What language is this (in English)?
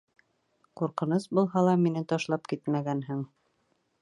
Bashkir